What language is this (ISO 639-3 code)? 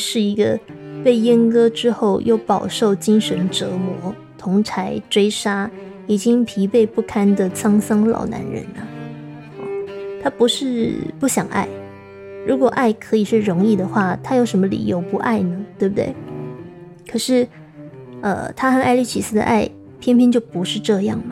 zho